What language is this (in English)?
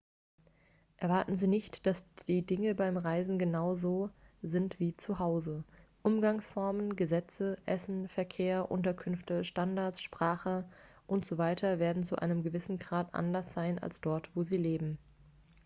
German